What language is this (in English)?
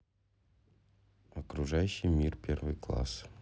Russian